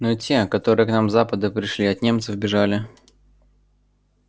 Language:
Russian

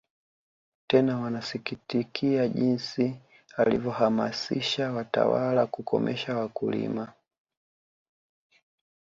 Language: Swahili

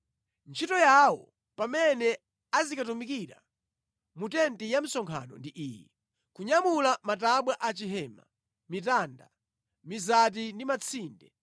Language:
Nyanja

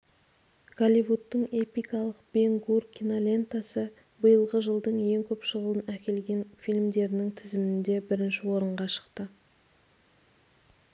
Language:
Kazakh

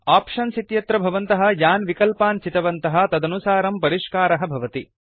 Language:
Sanskrit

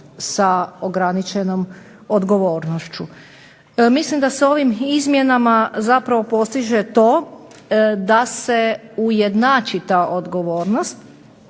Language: Croatian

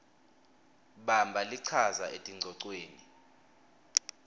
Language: Swati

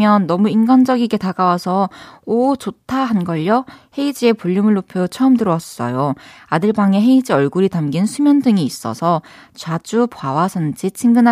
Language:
Korean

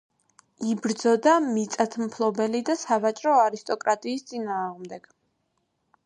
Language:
Georgian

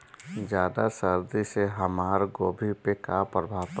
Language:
Bhojpuri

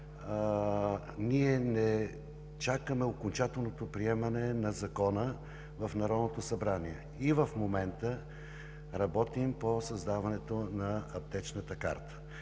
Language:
Bulgarian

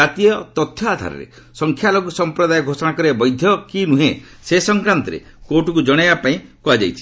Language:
Odia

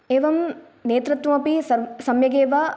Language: Sanskrit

